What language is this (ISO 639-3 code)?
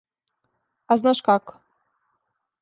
srp